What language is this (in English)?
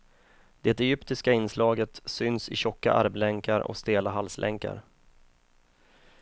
Swedish